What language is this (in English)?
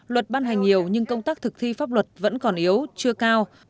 Vietnamese